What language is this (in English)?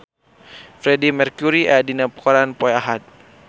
Sundanese